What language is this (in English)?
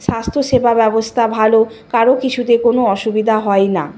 Bangla